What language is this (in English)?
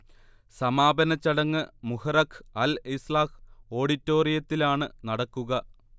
Malayalam